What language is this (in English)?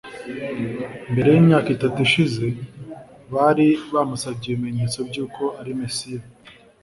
Kinyarwanda